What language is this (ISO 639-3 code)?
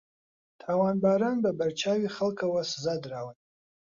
ckb